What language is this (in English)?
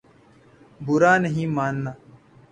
Urdu